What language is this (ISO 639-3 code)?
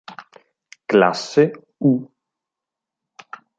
ita